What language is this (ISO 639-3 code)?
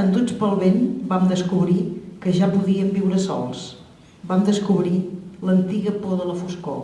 cat